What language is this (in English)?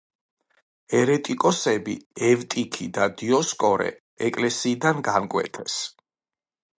Georgian